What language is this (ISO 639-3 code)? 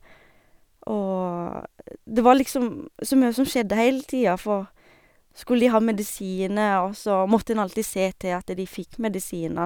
nor